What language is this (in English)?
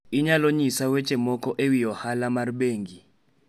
Luo (Kenya and Tanzania)